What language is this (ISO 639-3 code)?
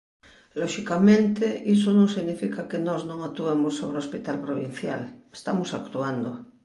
glg